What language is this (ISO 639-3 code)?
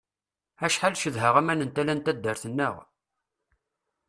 kab